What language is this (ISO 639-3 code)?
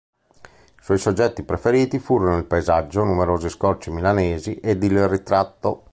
ita